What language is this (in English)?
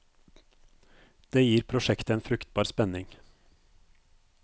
Norwegian